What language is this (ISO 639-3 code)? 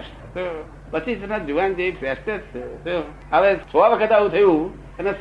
guj